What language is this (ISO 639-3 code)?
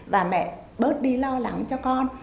vie